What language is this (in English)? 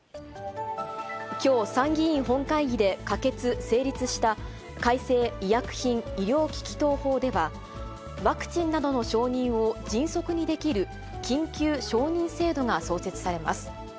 Japanese